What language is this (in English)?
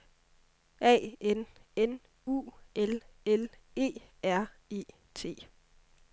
Danish